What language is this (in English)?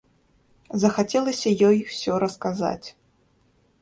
Belarusian